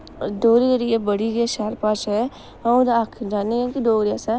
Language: Dogri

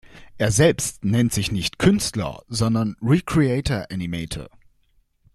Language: German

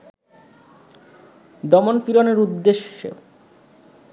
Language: Bangla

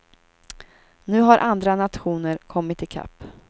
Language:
Swedish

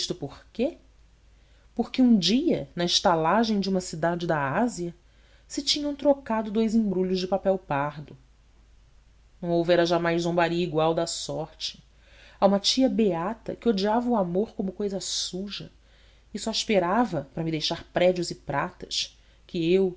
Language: Portuguese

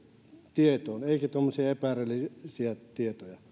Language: Finnish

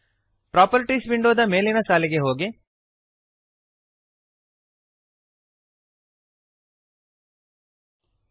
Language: Kannada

